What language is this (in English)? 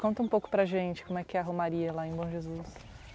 Portuguese